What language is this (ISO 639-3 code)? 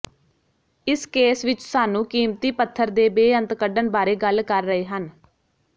pan